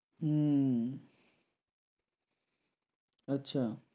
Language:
Bangla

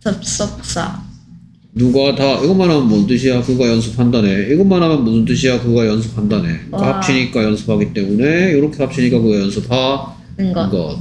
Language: Korean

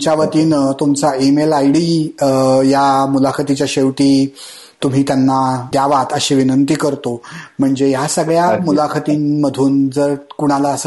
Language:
Marathi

